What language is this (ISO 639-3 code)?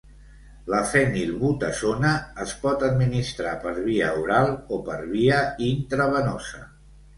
cat